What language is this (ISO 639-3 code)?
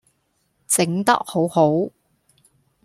yue